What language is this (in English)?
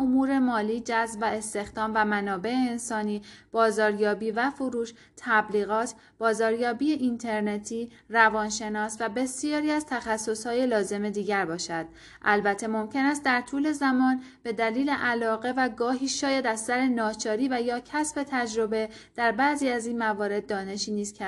Persian